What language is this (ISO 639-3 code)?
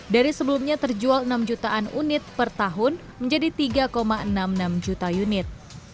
ind